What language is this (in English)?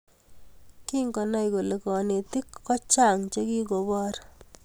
Kalenjin